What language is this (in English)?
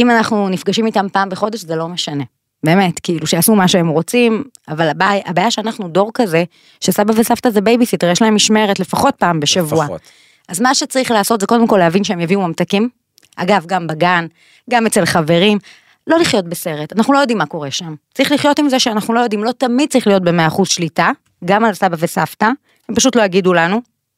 Hebrew